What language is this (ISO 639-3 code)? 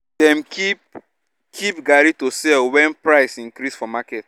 pcm